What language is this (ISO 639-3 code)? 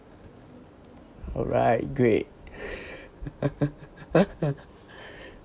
eng